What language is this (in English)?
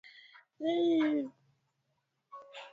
Swahili